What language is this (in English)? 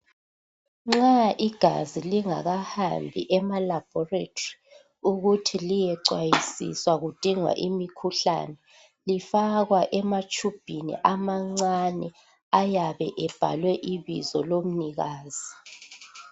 North Ndebele